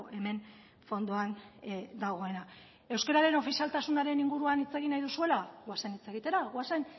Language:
Basque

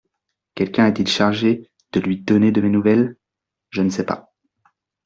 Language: French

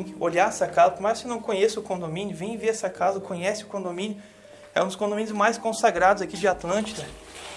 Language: Portuguese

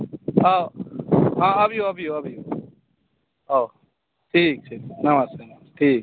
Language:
Maithili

